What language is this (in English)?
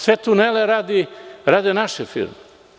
Serbian